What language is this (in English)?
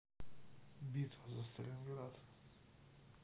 Russian